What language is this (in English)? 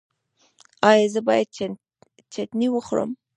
Pashto